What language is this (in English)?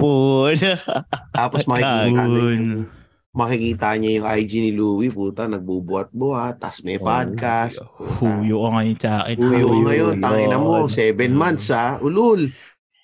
Filipino